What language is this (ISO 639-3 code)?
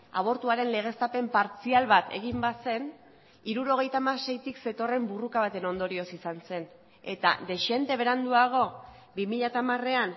eus